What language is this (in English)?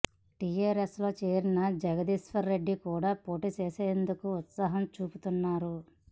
Telugu